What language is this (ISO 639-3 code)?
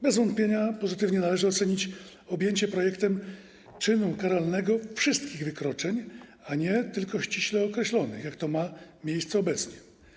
pol